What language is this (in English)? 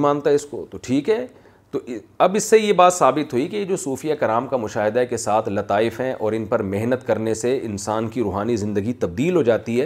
Urdu